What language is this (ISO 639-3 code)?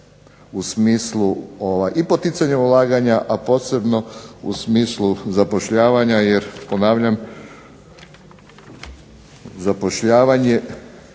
hrv